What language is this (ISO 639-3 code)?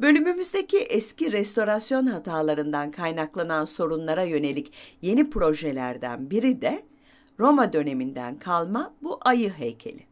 tur